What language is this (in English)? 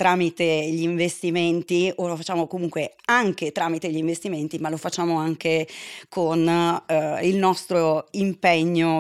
Italian